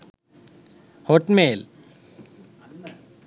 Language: Sinhala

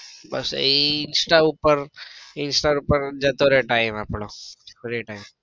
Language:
Gujarati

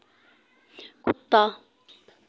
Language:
Dogri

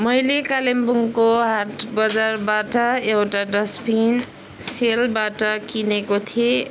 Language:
Nepali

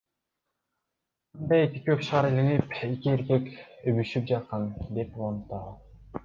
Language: Kyrgyz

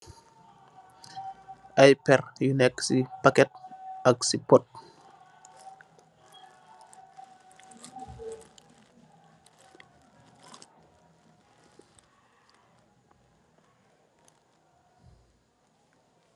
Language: Wolof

